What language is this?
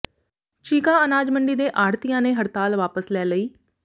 Punjabi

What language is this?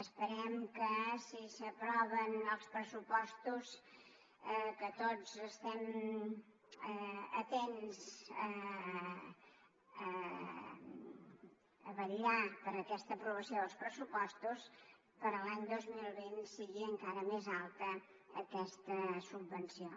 Catalan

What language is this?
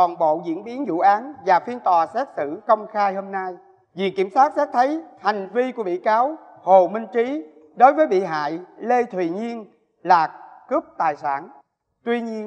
Vietnamese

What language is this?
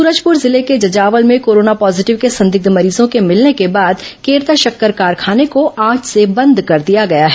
Hindi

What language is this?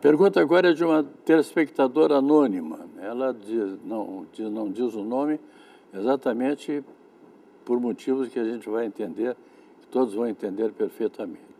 Portuguese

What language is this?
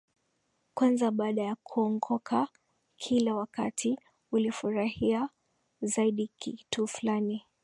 Swahili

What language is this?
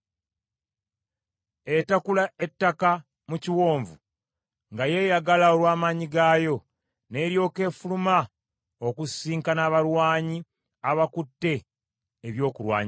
Ganda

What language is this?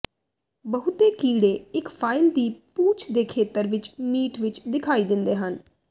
Punjabi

